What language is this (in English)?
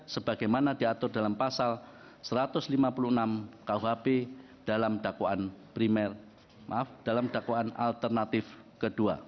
Indonesian